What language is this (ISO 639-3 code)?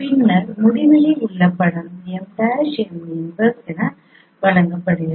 tam